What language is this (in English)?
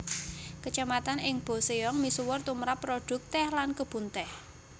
Javanese